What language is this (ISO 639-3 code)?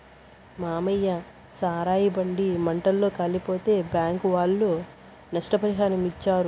tel